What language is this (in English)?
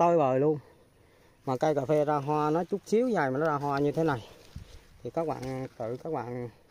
Vietnamese